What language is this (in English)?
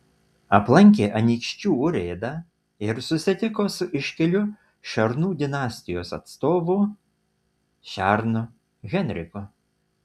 Lithuanian